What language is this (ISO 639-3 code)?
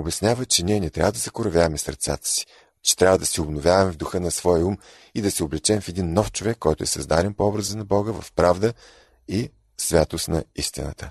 bul